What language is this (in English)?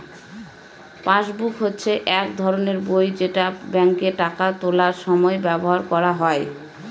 Bangla